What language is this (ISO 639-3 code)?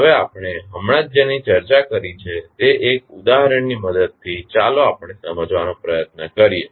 guj